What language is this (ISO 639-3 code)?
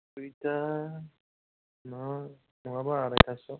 brx